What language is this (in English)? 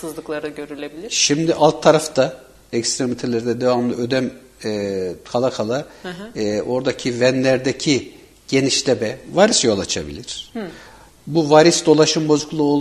Turkish